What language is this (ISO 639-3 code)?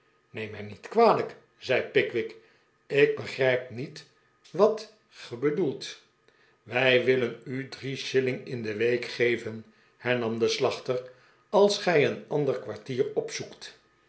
nld